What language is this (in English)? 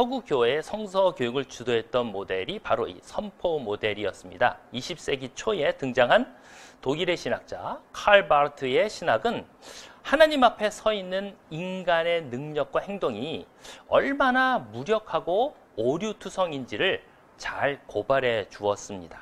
Korean